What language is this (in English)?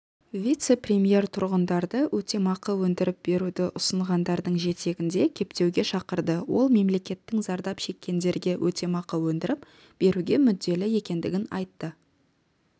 Kazakh